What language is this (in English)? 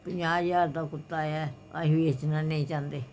Punjabi